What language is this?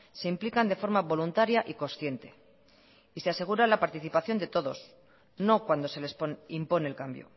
Spanish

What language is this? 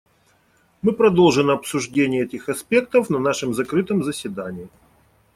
Russian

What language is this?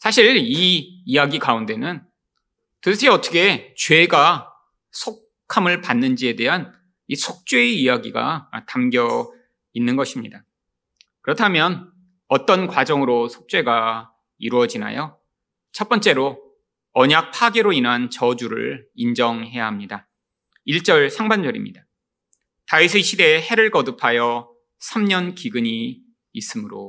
Korean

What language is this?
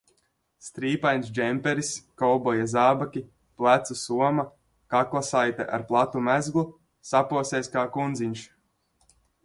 Latvian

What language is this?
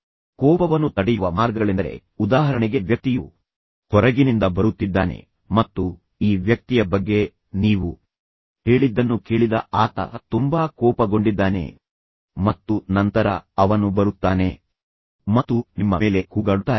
Kannada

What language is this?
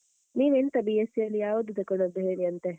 Kannada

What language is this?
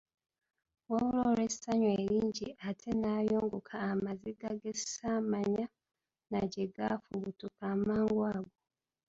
Ganda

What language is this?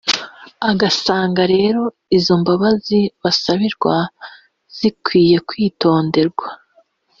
Kinyarwanda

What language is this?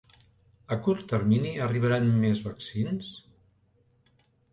Catalan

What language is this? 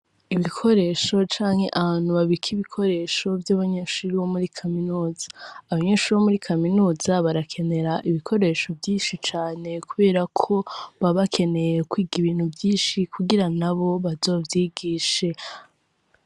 Rundi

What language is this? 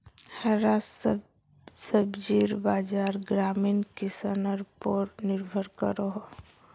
Magahi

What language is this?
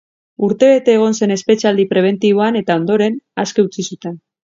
Basque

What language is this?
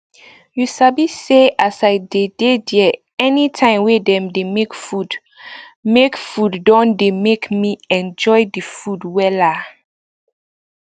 Nigerian Pidgin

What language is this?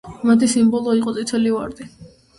Georgian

